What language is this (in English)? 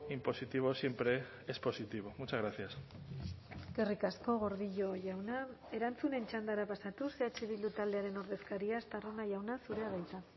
Basque